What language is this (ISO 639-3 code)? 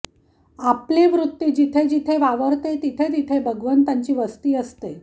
mar